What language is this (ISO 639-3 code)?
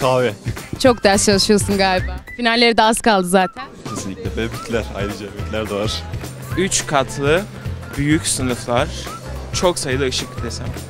tur